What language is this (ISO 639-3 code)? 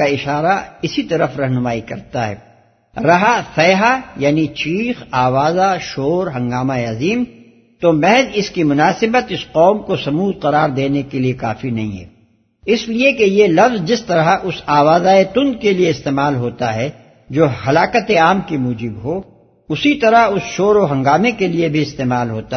urd